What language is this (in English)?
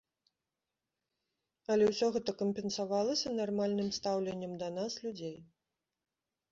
Belarusian